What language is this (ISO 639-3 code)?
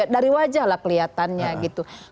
ind